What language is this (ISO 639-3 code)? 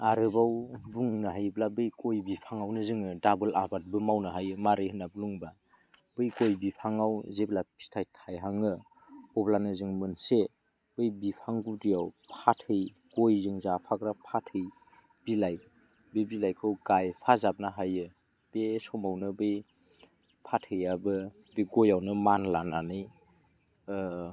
brx